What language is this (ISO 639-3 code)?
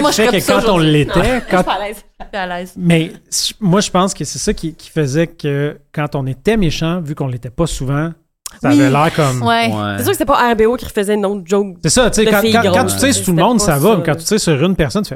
fra